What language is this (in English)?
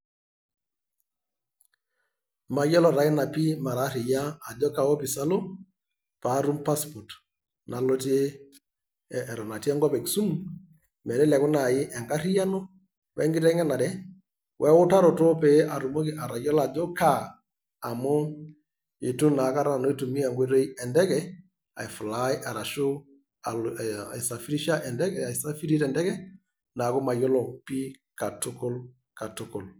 Masai